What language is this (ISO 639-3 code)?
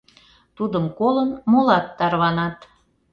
chm